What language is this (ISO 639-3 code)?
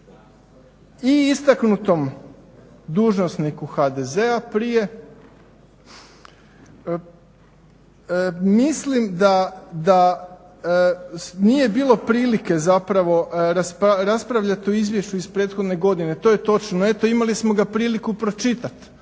hrv